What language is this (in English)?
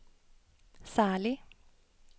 Norwegian